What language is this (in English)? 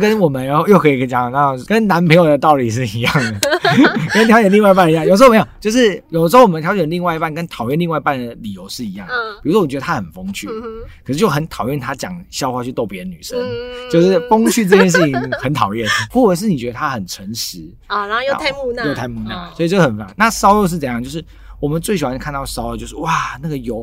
Chinese